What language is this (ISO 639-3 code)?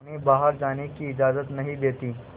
hin